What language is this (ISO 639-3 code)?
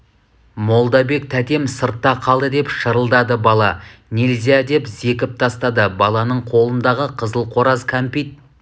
kaz